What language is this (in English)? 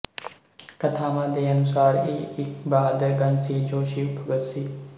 Punjabi